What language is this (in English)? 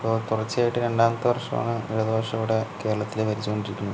Malayalam